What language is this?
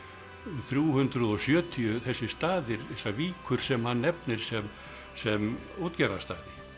Icelandic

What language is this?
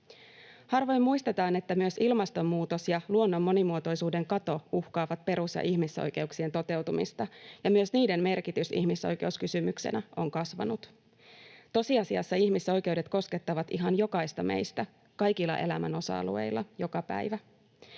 Finnish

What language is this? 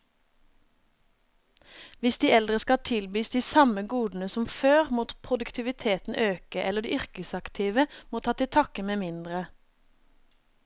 Norwegian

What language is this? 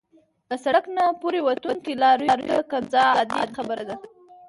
Pashto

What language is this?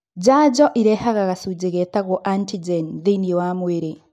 Kikuyu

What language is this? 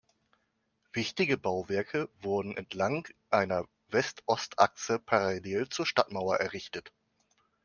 German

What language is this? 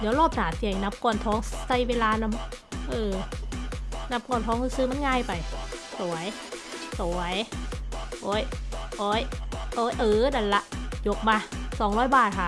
Thai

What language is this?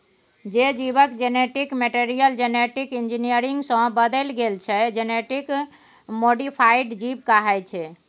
Maithili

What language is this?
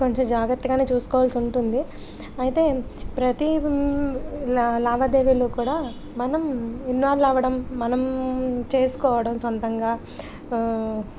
Telugu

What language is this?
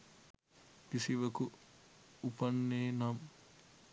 Sinhala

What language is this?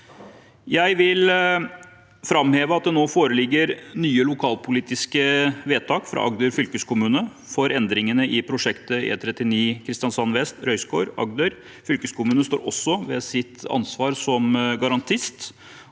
Norwegian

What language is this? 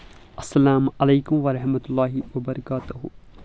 Kashmiri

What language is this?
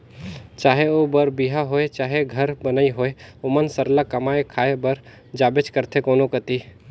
Chhattisgarhi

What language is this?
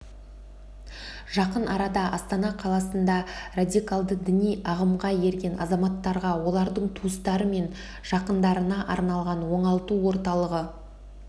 Kazakh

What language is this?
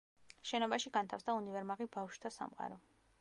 Georgian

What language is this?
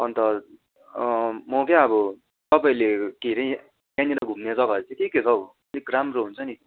Nepali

